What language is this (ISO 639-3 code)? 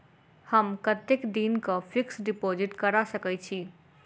mai